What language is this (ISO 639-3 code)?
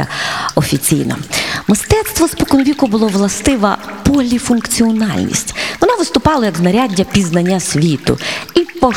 ukr